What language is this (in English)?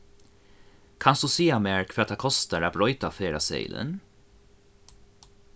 Faroese